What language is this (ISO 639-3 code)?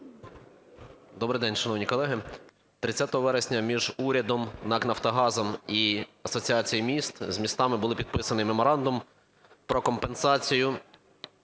ukr